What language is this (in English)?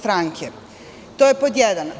Serbian